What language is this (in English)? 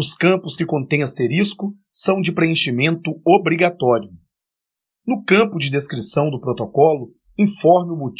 Portuguese